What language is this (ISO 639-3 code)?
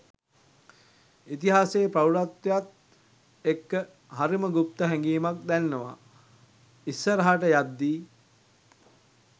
sin